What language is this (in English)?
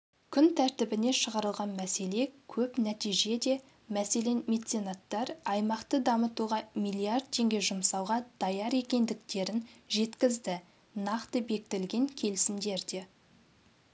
Kazakh